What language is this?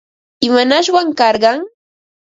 Ambo-Pasco Quechua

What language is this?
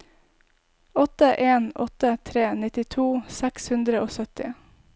Norwegian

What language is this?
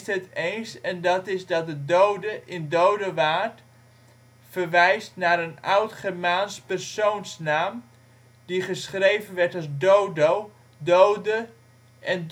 Dutch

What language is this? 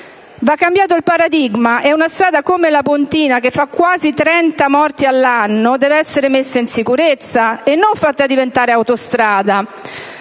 Italian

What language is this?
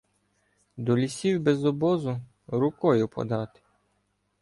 Ukrainian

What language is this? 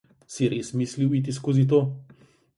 Slovenian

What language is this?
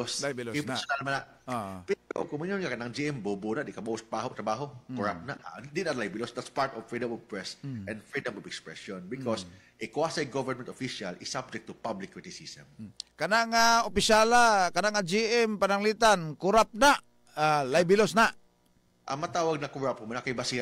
Filipino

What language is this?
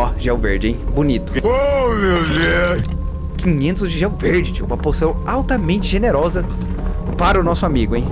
Portuguese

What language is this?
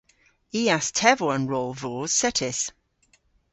Cornish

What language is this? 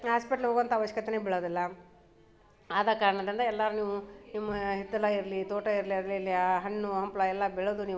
Kannada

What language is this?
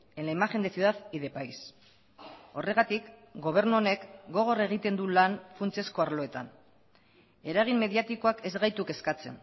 Basque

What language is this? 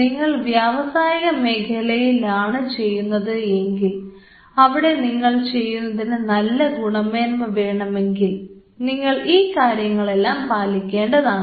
Malayalam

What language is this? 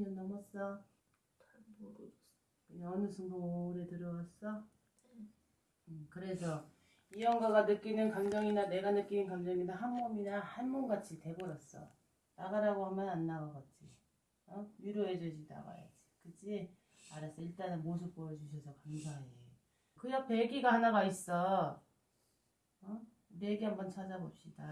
Korean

